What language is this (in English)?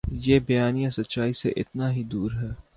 Urdu